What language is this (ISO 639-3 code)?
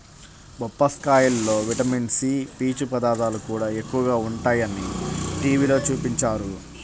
tel